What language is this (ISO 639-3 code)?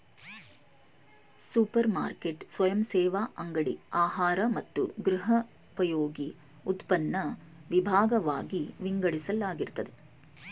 kan